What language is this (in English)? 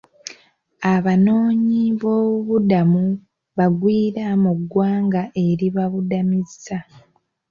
Ganda